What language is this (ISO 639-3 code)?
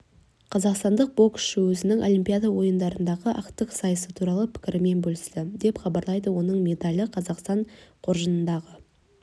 kaz